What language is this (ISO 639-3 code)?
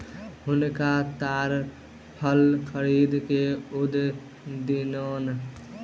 mai